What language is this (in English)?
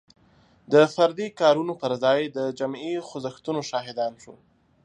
Pashto